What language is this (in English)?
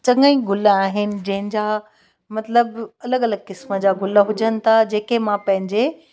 Sindhi